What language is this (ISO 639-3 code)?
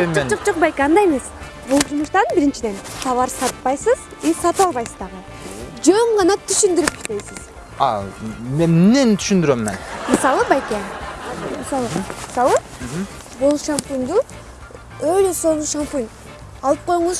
tur